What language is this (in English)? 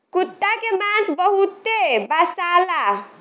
Bhojpuri